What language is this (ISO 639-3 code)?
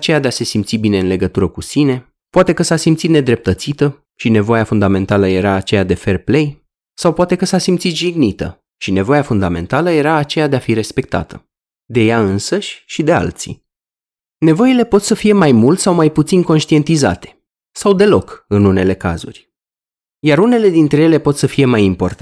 ron